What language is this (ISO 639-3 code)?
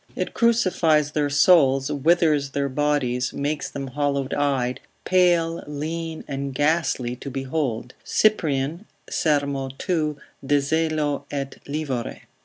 eng